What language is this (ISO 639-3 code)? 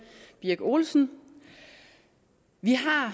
dan